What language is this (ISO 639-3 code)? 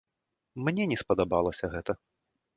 bel